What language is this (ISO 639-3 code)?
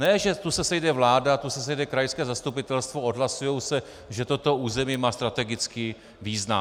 ces